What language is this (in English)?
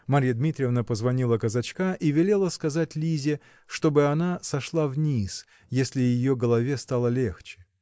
Russian